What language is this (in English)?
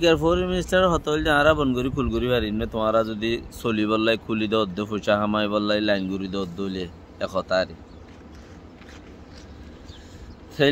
Turkish